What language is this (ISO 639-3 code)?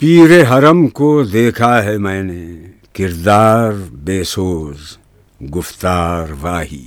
urd